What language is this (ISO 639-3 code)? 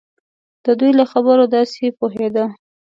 pus